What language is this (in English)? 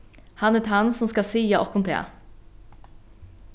Faroese